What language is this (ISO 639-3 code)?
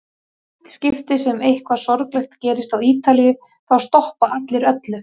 isl